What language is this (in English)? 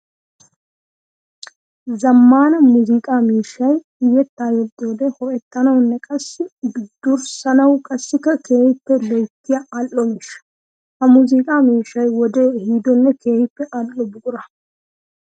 Wolaytta